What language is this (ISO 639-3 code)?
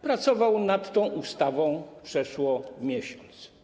pol